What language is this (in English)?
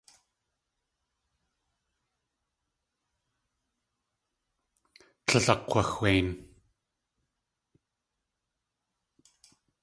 Tlingit